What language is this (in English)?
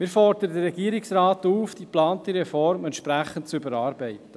Swiss German